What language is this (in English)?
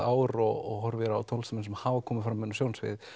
Icelandic